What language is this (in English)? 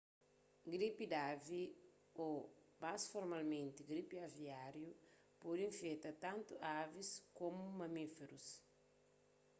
Kabuverdianu